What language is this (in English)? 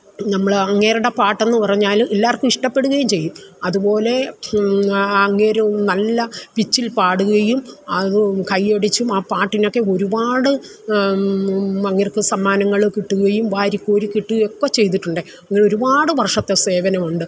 Malayalam